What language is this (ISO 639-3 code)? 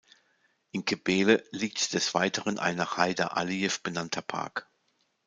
deu